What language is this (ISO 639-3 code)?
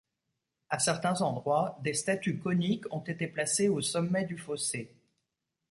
fra